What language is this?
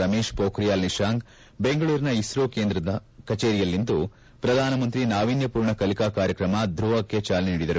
Kannada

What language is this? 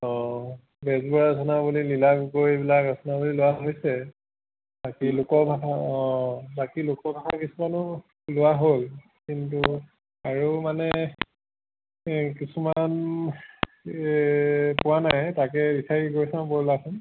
Assamese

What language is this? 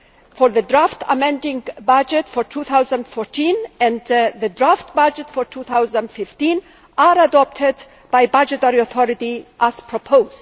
English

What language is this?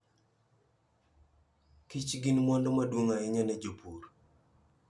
Luo (Kenya and Tanzania)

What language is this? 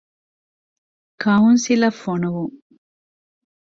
Divehi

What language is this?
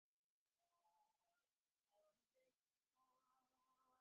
Divehi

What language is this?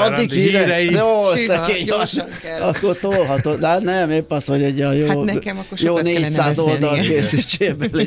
Hungarian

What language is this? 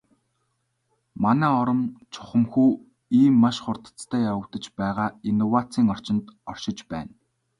Mongolian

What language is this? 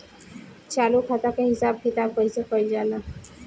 Bhojpuri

